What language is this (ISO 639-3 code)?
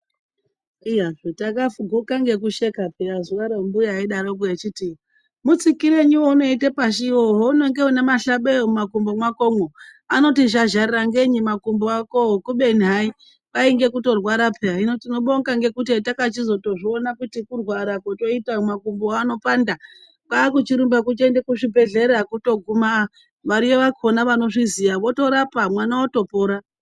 ndc